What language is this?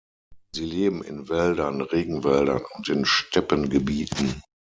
German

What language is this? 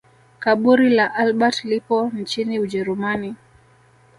Swahili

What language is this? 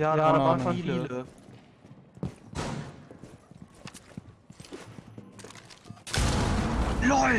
German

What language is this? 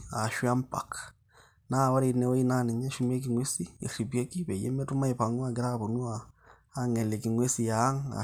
Masai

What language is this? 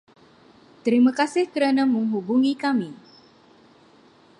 Malay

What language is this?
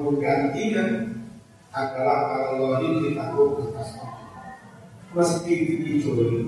Indonesian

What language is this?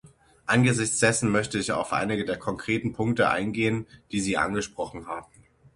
German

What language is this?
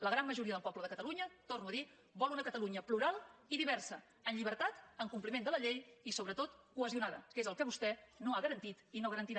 Catalan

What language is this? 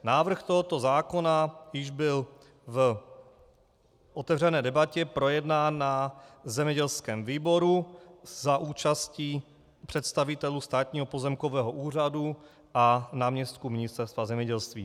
Czech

